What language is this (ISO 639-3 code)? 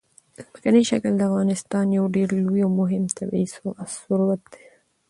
pus